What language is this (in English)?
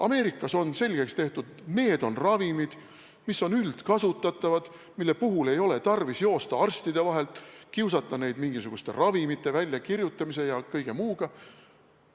Estonian